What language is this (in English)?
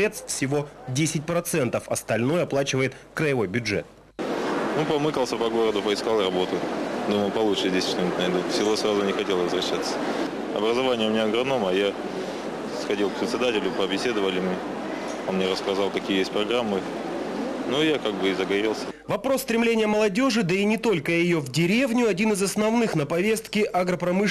Russian